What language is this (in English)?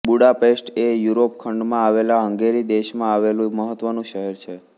Gujarati